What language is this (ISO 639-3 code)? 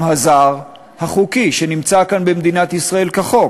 heb